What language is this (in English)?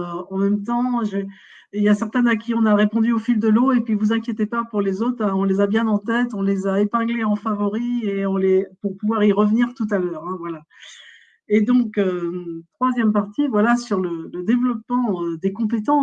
French